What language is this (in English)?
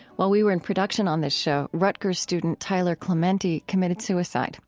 English